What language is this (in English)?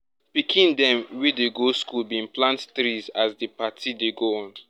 Nigerian Pidgin